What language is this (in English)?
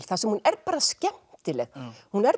Icelandic